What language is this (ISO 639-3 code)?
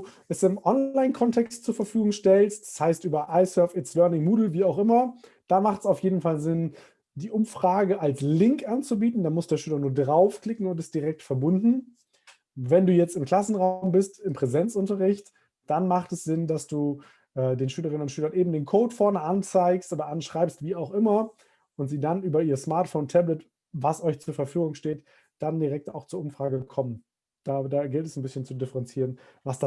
deu